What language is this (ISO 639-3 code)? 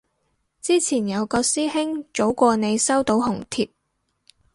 yue